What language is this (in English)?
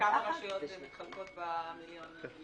Hebrew